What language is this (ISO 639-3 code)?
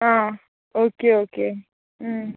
kok